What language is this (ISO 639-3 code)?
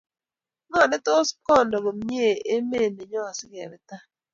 kln